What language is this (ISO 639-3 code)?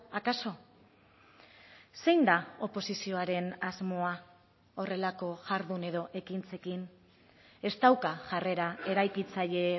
eus